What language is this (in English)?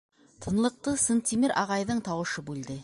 Bashkir